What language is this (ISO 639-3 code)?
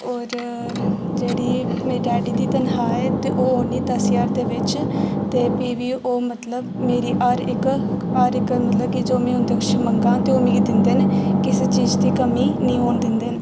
doi